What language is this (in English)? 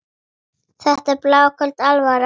Icelandic